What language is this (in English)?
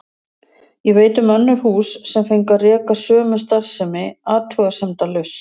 Icelandic